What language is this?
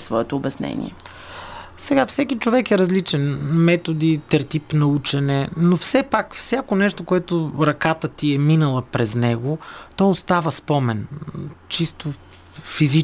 Bulgarian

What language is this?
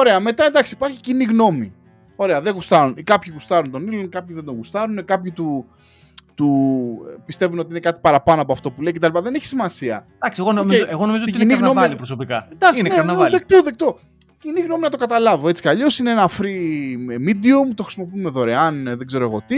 Greek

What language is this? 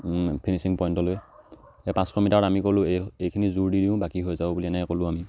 Assamese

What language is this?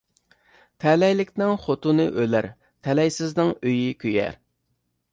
Uyghur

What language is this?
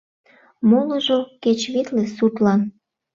Mari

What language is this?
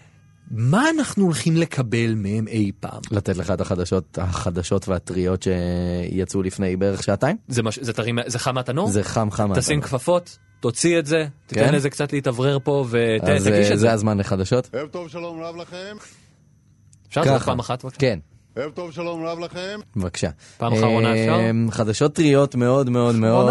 Hebrew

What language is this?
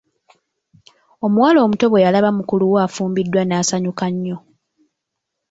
Ganda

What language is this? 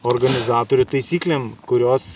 Lithuanian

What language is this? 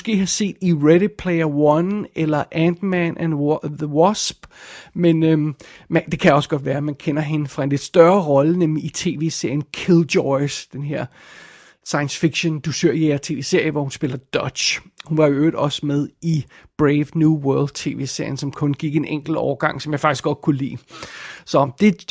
Danish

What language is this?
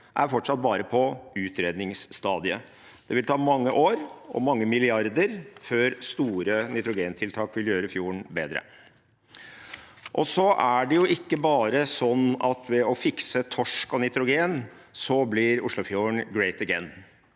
Norwegian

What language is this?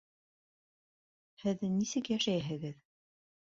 Bashkir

